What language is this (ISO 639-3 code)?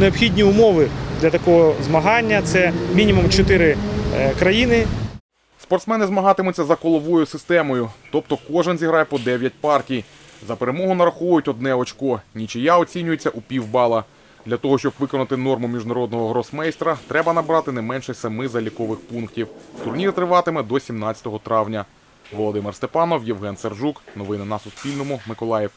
ukr